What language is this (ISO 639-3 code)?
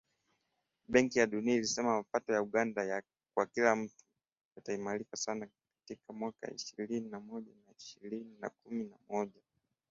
swa